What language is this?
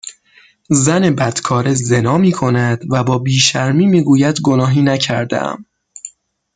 Persian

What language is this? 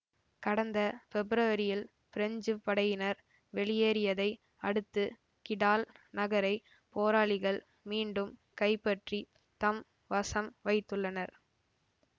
Tamil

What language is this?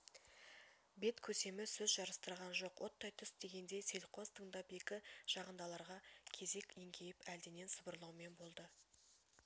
Kazakh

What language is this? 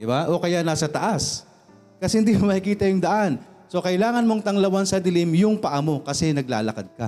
Filipino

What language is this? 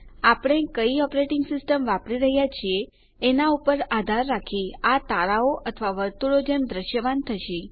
Gujarati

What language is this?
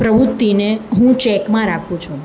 Gujarati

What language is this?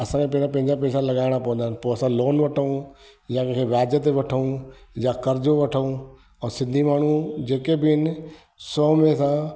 Sindhi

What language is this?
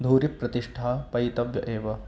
Sanskrit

